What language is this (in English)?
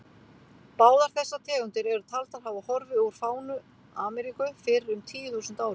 Icelandic